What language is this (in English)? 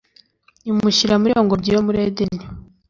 Kinyarwanda